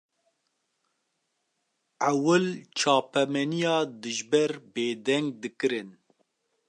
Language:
Kurdish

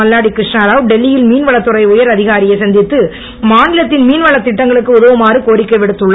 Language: Tamil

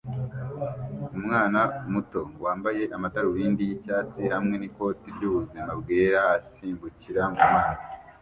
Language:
Kinyarwanda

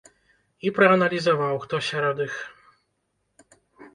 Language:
Belarusian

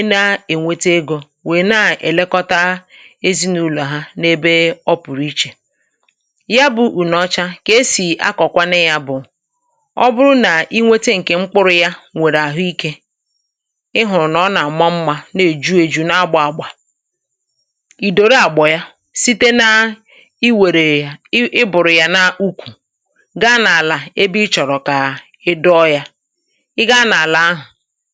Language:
Igbo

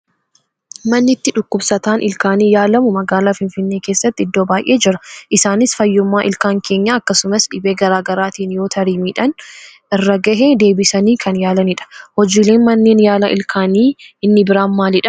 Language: Oromo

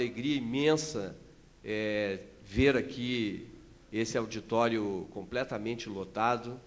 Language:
Portuguese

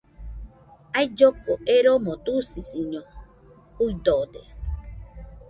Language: Nüpode Huitoto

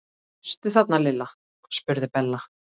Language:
Icelandic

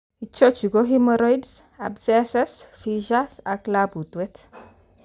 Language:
Kalenjin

